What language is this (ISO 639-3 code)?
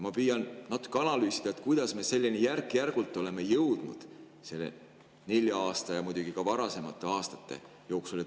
est